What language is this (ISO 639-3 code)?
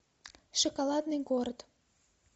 rus